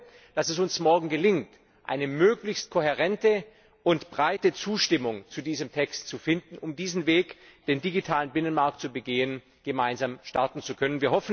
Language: German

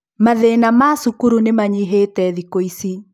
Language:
Kikuyu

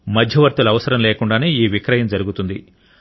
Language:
Telugu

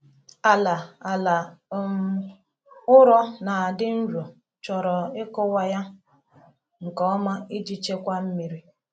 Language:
Igbo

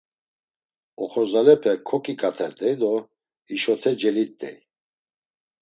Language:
Laz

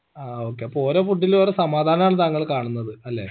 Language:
Malayalam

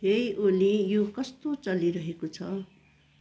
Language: Nepali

